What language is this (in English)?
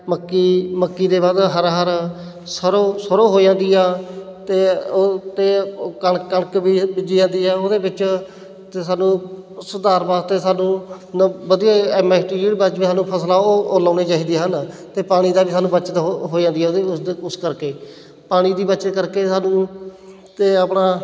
Punjabi